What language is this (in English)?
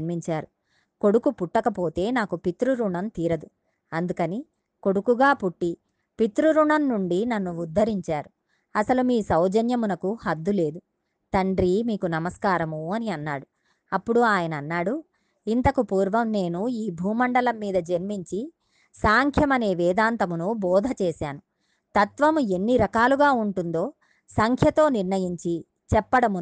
Telugu